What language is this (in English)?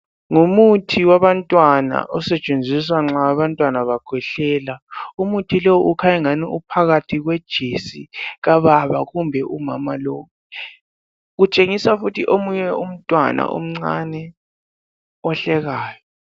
North Ndebele